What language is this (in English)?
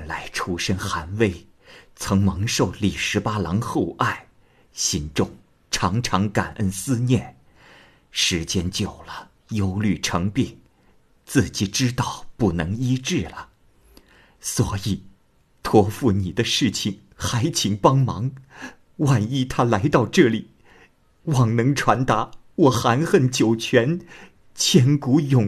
Chinese